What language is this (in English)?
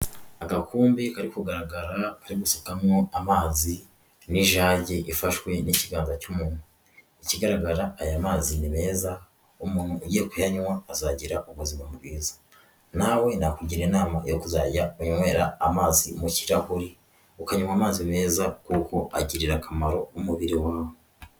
Kinyarwanda